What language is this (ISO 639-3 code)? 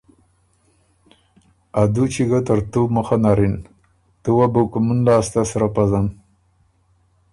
oru